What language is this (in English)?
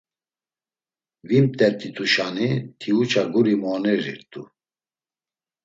Laz